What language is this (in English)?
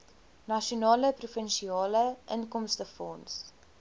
Afrikaans